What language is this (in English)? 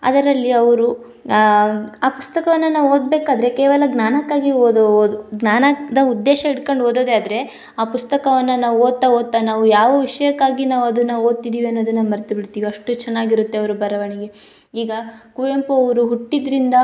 Kannada